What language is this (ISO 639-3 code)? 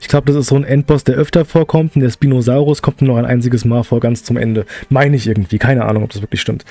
deu